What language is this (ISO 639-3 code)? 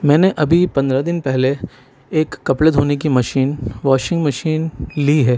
urd